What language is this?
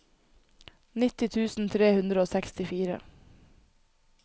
Norwegian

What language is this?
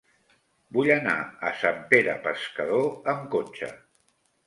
Catalan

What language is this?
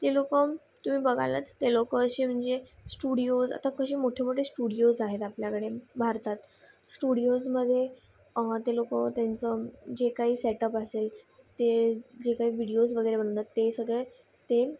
Marathi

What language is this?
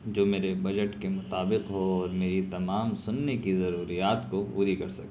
Urdu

